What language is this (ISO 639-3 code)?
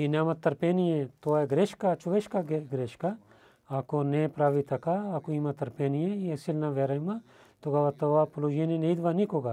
bul